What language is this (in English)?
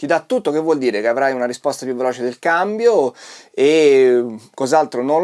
Italian